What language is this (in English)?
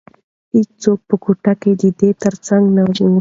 Pashto